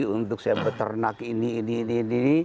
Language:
Indonesian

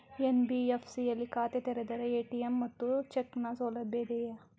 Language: Kannada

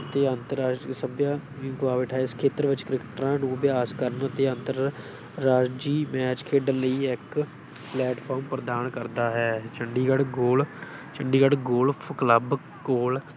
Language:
Punjabi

